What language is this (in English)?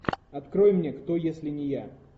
Russian